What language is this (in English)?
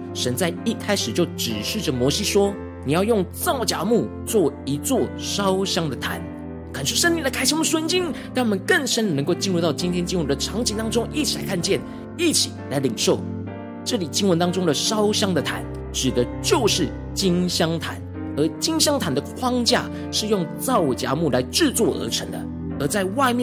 Chinese